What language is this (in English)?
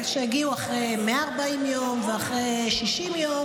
Hebrew